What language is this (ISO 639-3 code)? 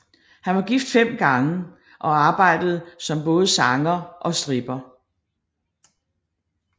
dan